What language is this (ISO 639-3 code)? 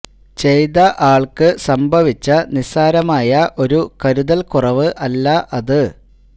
mal